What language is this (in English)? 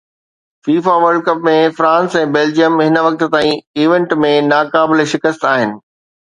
Sindhi